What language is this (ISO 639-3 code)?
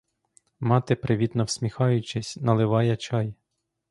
ukr